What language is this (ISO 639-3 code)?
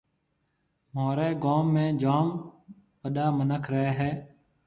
mve